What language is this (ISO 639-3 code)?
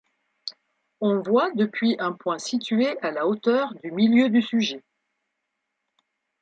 fra